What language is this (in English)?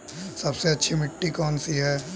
Hindi